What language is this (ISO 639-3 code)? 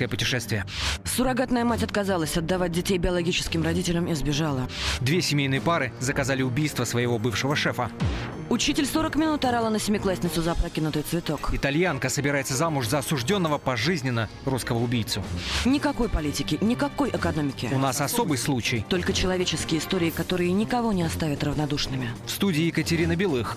rus